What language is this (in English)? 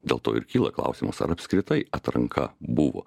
Lithuanian